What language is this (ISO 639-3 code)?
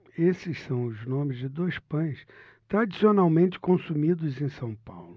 por